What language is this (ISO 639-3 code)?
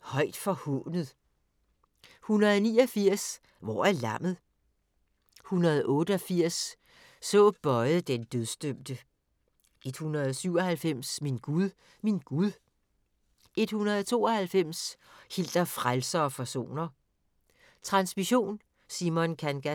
dan